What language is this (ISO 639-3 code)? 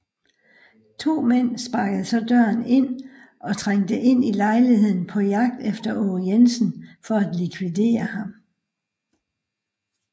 dan